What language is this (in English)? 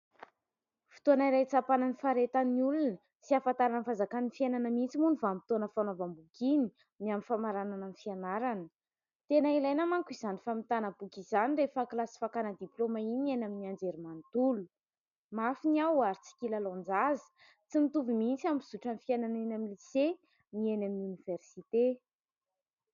Malagasy